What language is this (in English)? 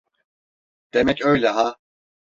Turkish